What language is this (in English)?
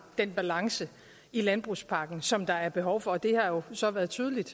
Danish